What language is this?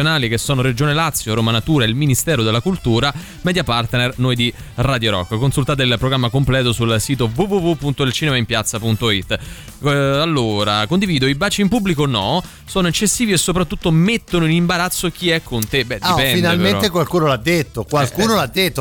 Italian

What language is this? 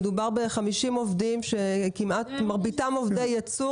Hebrew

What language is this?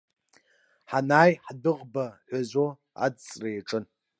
Abkhazian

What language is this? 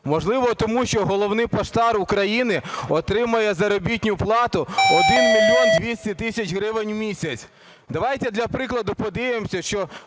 Ukrainian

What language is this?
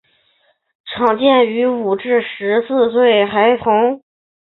Chinese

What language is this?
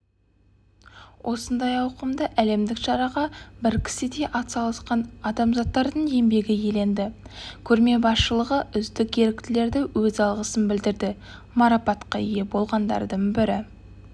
Kazakh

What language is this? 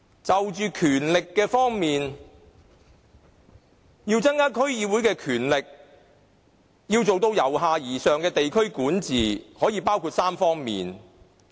Cantonese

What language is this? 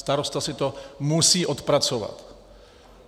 Czech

